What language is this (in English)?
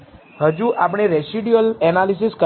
Gujarati